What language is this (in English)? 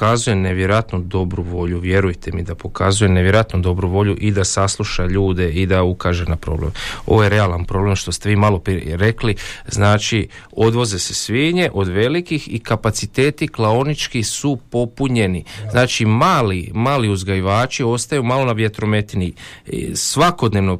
Croatian